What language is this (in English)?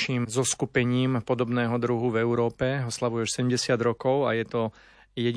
Slovak